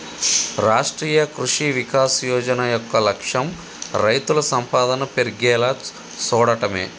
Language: Telugu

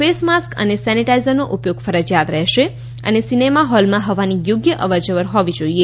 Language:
Gujarati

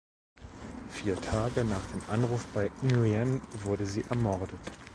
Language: German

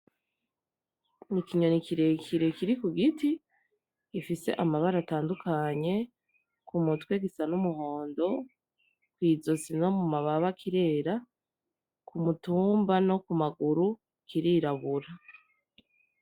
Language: Rundi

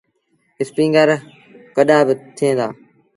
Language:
Sindhi Bhil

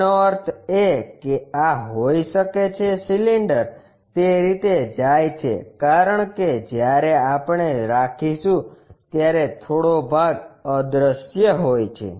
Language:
Gujarati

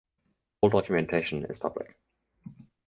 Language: English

